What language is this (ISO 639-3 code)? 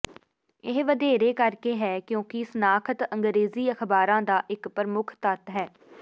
pan